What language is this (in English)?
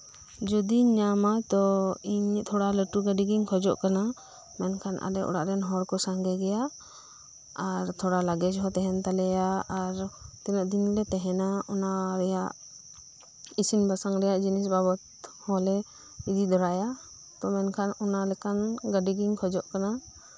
Santali